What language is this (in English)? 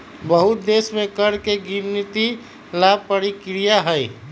Magahi